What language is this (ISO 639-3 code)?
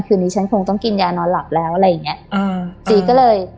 tha